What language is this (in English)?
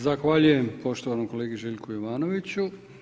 Croatian